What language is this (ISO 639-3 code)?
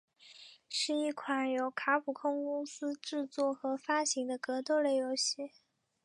zho